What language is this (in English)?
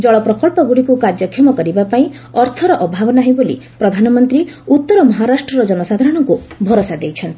Odia